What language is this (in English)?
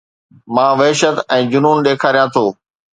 Sindhi